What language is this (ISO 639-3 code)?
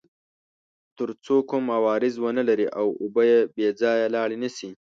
pus